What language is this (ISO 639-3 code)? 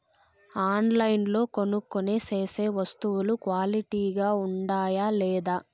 tel